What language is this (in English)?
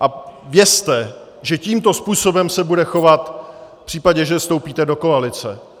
Czech